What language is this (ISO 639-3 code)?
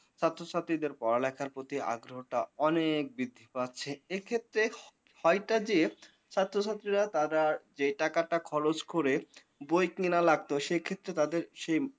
ben